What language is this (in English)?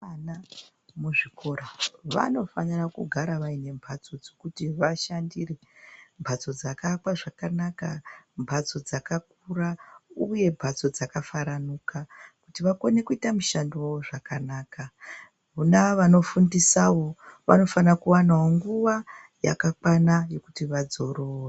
Ndau